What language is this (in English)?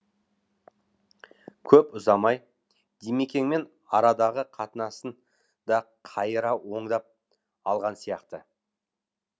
Kazakh